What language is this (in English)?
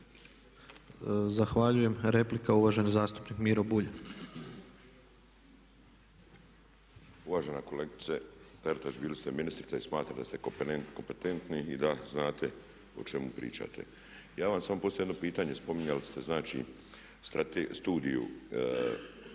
Croatian